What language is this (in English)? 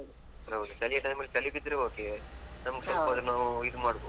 Kannada